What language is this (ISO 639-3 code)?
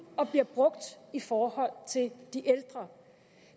dan